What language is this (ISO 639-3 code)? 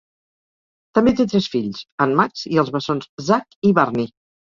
cat